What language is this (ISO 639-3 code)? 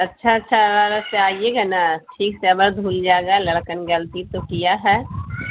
urd